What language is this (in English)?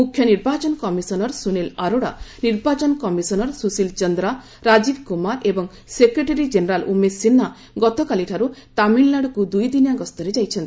Odia